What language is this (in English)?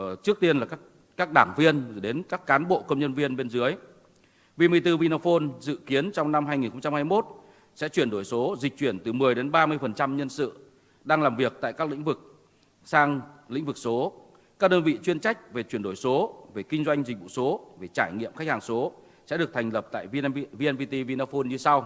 Vietnamese